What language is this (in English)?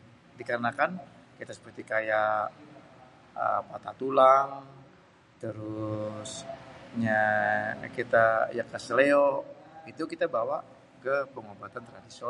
Betawi